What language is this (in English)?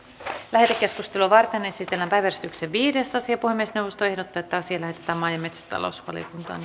Finnish